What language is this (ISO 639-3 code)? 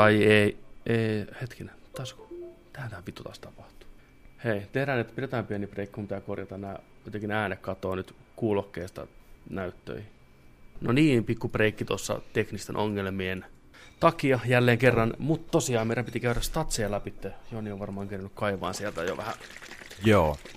fin